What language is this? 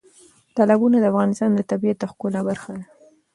Pashto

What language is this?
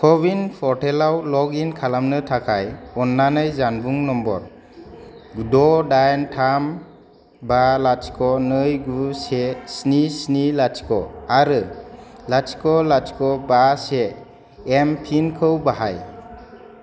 Bodo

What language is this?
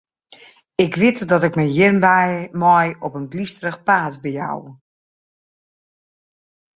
Western Frisian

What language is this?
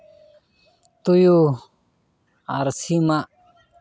Santali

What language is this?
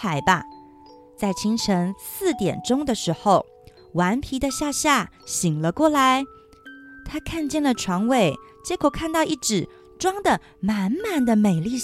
Chinese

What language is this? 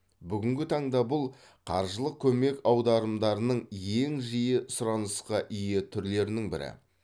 Kazakh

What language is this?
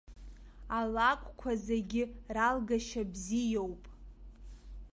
Abkhazian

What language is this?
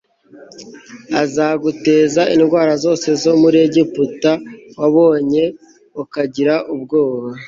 Kinyarwanda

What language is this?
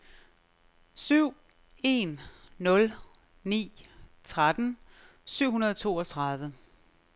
Danish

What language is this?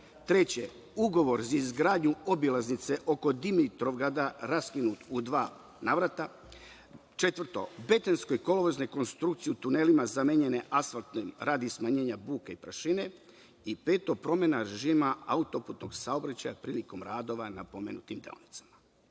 Serbian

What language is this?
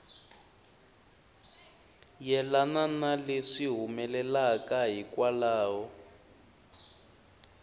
Tsonga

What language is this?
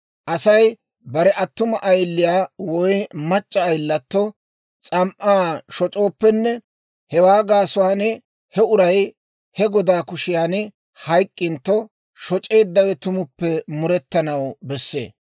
Dawro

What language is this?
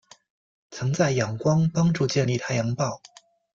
Chinese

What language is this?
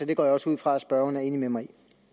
Danish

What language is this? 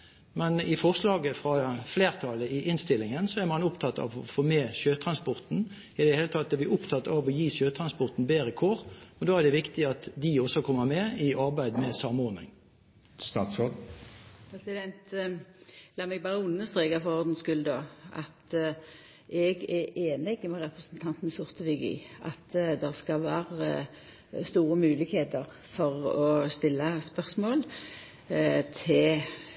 Norwegian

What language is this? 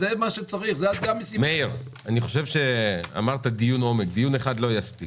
Hebrew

